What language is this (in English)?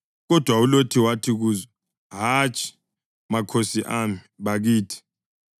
North Ndebele